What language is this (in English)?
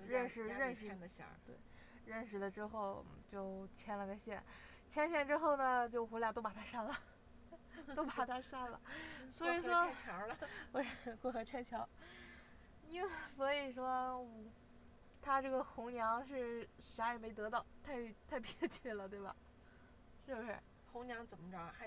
Chinese